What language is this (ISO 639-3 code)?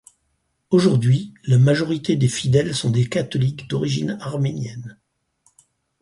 fra